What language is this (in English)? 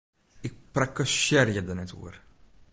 Western Frisian